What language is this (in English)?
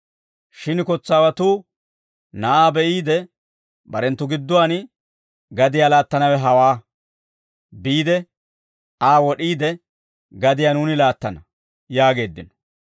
Dawro